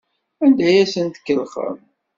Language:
Kabyle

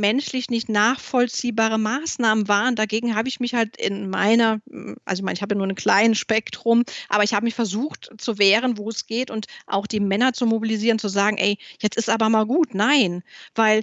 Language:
German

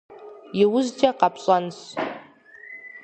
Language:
Kabardian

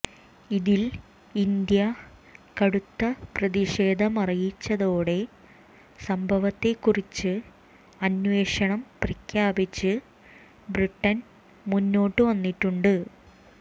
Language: Malayalam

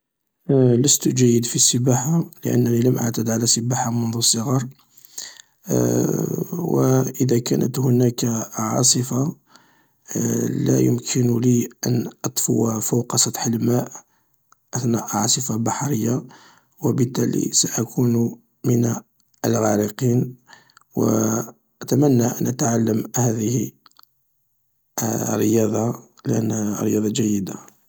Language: Algerian Arabic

